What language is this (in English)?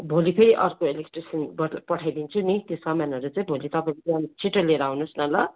Nepali